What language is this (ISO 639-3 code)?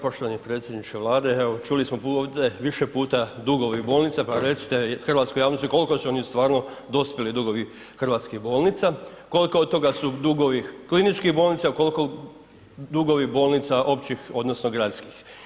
hrv